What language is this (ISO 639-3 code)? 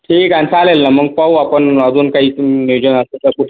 mar